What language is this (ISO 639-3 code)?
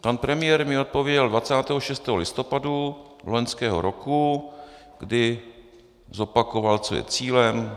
ces